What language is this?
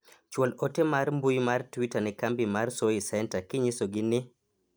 Luo (Kenya and Tanzania)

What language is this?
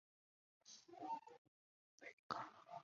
Chinese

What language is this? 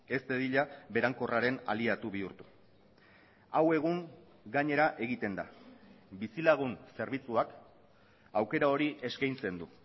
Basque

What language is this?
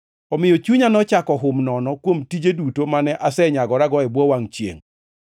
Luo (Kenya and Tanzania)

